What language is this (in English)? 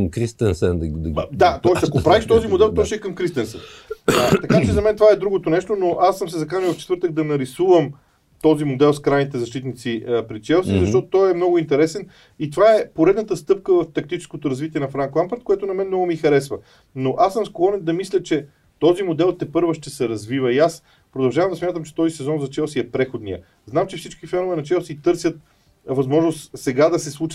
Bulgarian